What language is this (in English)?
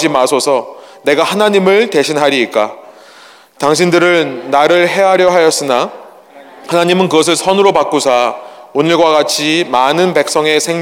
Korean